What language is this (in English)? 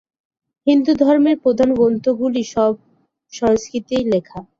Bangla